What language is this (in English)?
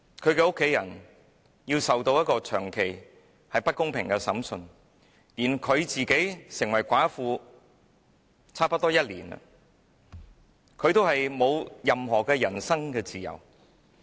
Cantonese